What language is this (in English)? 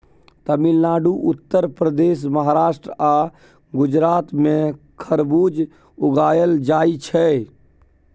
Maithili